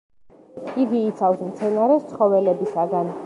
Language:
Georgian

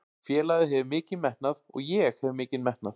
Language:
Icelandic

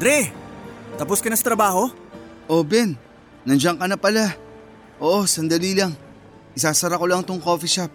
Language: Filipino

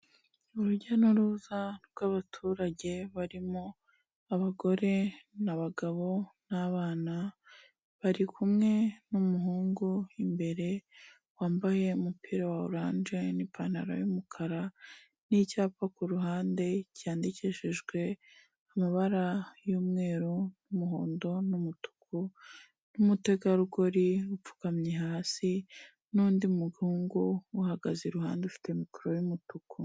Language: Kinyarwanda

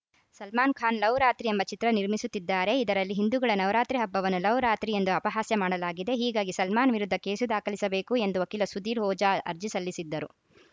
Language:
Kannada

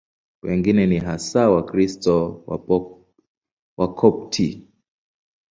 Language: Swahili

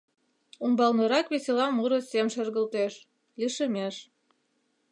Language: Mari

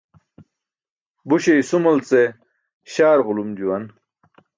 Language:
Burushaski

